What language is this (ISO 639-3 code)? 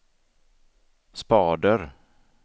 swe